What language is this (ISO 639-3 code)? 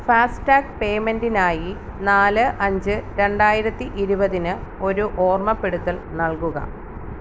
mal